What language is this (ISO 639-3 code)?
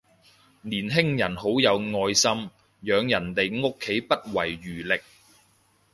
yue